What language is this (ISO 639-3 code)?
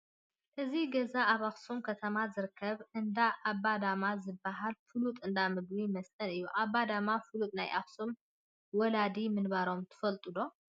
tir